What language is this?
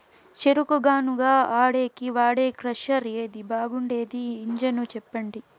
Telugu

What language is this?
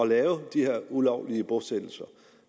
Danish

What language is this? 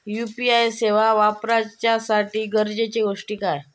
Marathi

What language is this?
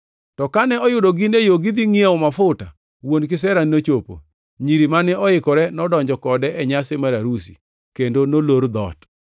Luo (Kenya and Tanzania)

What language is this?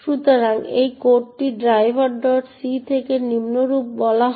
Bangla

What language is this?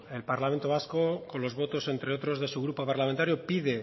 Spanish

